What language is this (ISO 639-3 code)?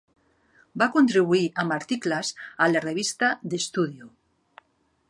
cat